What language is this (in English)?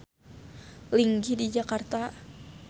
Sundanese